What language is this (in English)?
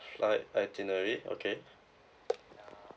English